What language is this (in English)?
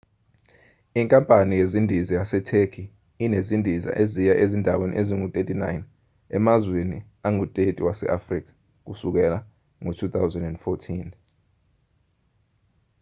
Zulu